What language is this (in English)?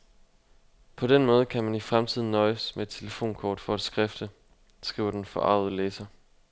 Danish